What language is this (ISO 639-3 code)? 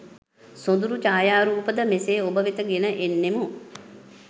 sin